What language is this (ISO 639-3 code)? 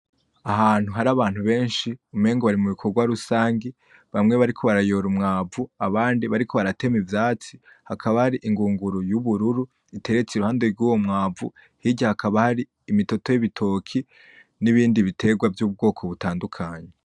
run